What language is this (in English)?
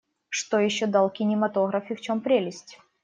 Russian